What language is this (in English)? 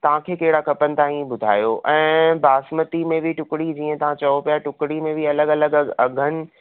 Sindhi